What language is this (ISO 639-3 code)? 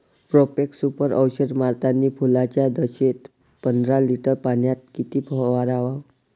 mar